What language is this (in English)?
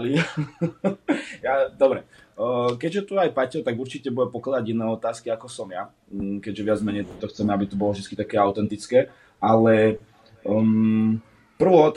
Czech